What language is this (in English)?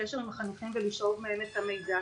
Hebrew